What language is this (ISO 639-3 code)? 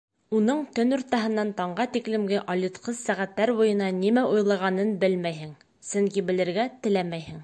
bak